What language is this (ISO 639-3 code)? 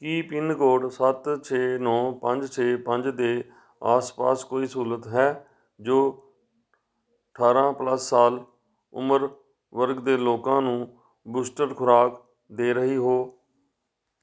pan